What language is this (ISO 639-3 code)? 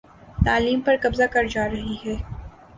urd